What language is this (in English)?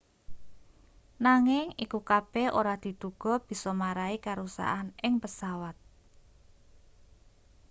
Javanese